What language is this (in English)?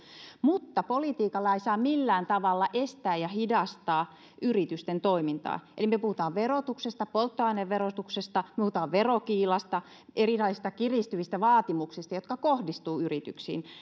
Finnish